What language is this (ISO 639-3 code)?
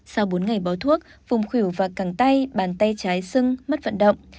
vie